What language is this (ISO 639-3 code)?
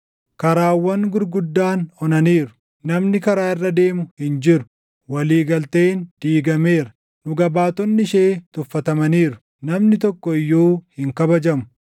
orm